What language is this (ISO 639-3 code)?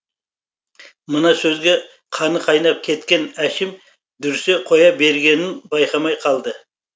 kaz